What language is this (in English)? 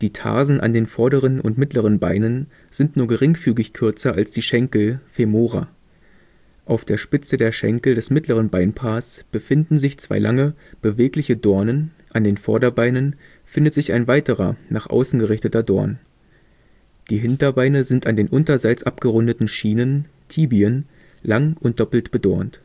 German